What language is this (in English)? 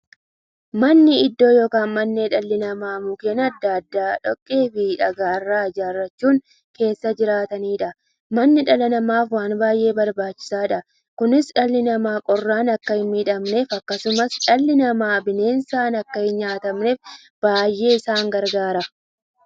Oromo